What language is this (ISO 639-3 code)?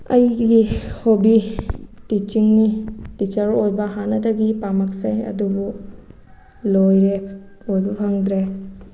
mni